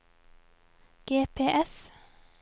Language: Norwegian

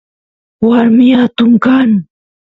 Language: Santiago del Estero Quichua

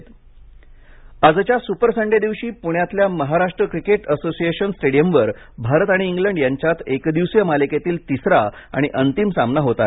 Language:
Marathi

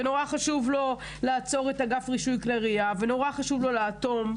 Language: Hebrew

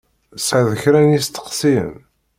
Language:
Kabyle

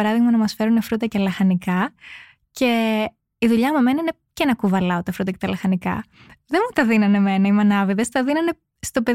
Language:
Greek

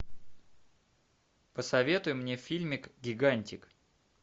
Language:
Russian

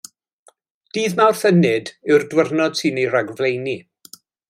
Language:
Welsh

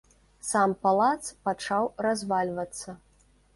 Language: Belarusian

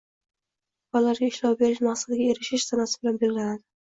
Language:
Uzbek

